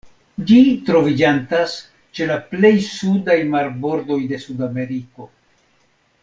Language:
Esperanto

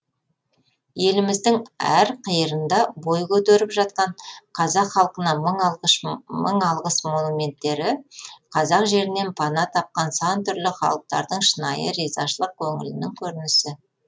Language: Kazakh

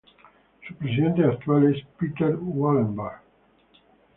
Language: Spanish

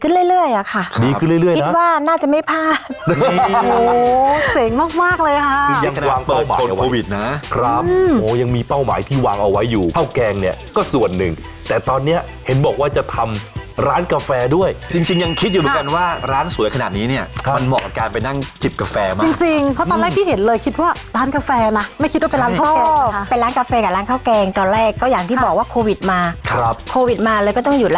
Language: Thai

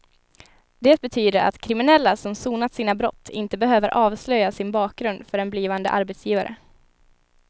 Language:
Swedish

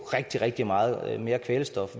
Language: Danish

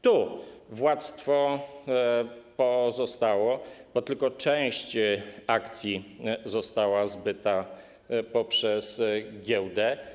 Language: Polish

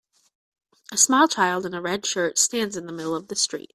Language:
English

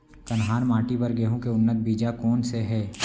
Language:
Chhattisgarhi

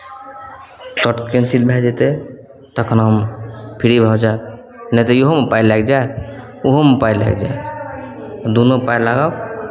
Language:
Maithili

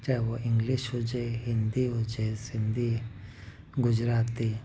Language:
Sindhi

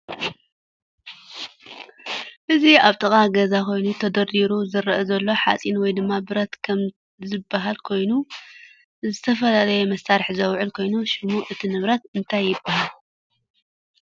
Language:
Tigrinya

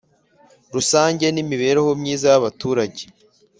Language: Kinyarwanda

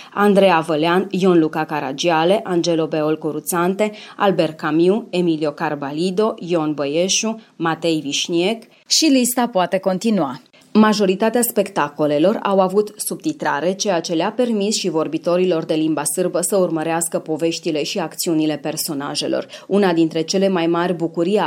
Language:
Romanian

